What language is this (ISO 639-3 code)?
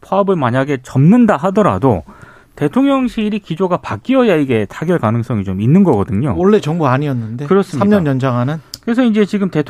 kor